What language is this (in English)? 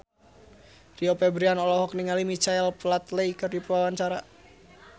Sundanese